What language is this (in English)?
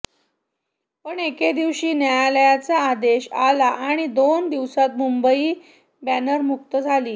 Marathi